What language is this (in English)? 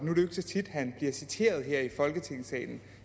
Danish